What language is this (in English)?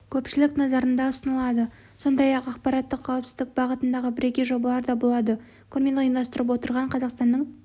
Kazakh